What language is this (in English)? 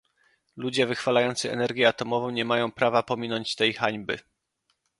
Polish